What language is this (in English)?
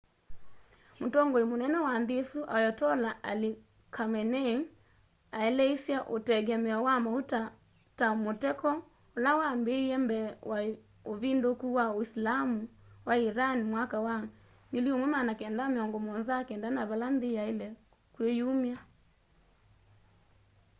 Kamba